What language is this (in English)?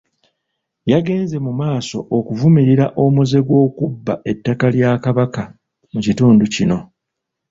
Ganda